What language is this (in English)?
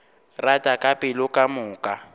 Northern Sotho